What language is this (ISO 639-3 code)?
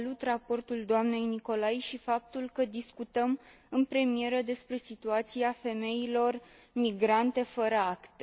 ron